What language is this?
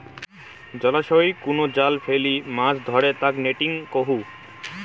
Bangla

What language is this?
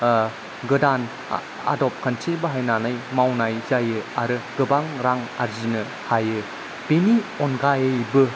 Bodo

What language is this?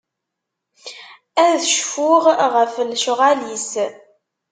Kabyle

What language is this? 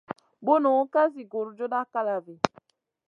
Masana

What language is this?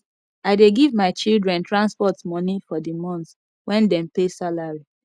Nigerian Pidgin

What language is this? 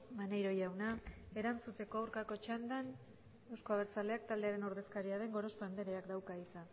Basque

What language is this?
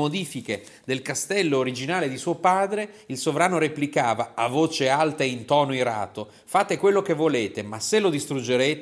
Italian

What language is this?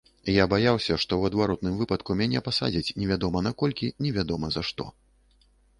Belarusian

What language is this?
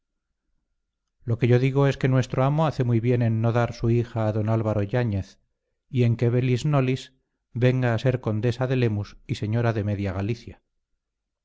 Spanish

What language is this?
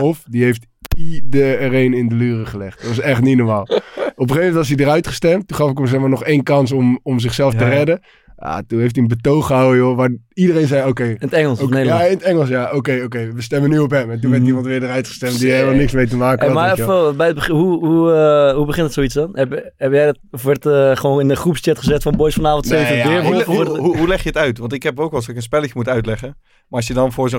Dutch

